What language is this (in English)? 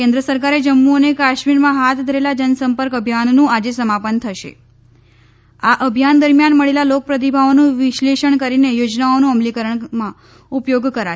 Gujarati